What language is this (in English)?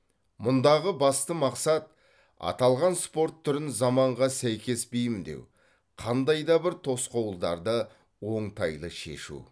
Kazakh